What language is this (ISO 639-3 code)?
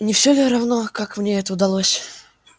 rus